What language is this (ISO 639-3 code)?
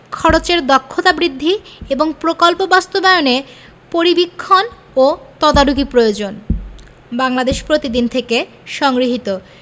ben